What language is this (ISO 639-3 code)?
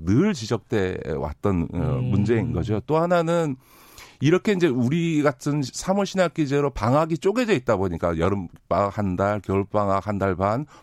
kor